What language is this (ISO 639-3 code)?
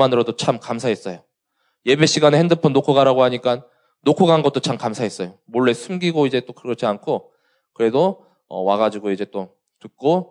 kor